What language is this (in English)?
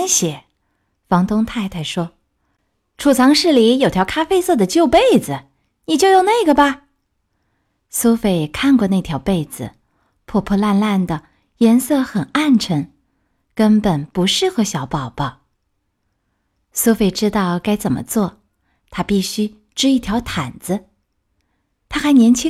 Chinese